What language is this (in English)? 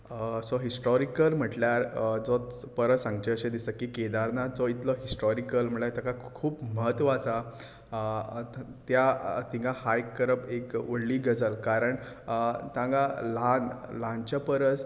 Konkani